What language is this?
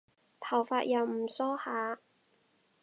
Cantonese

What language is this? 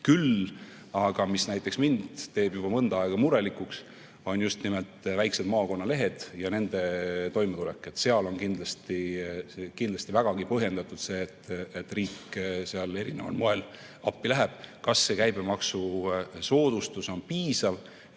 Estonian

